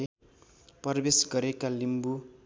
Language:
Nepali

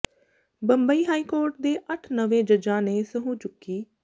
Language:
Punjabi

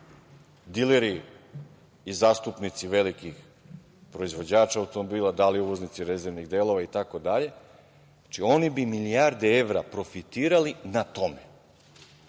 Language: Serbian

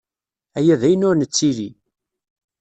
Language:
Kabyle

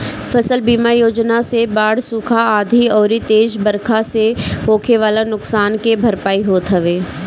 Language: Bhojpuri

